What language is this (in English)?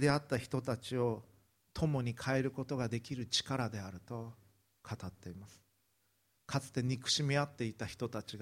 Japanese